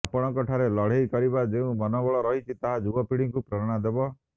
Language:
Odia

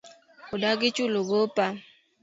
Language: Luo (Kenya and Tanzania)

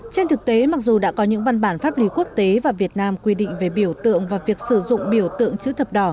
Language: Vietnamese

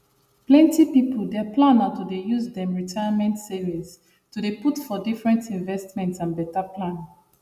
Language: Nigerian Pidgin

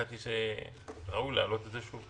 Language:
Hebrew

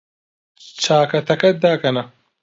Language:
Central Kurdish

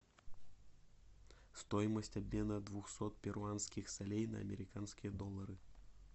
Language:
Russian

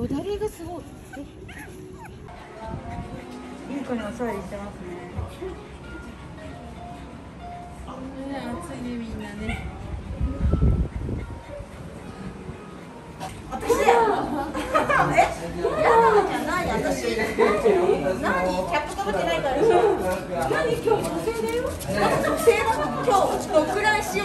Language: Japanese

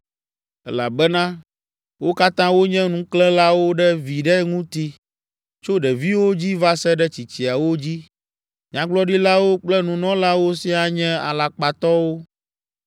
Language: Ewe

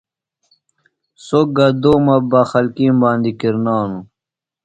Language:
Phalura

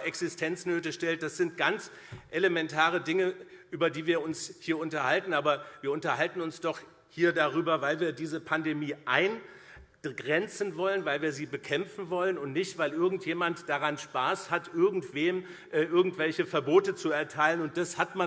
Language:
German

